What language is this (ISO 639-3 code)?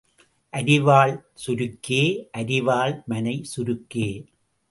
tam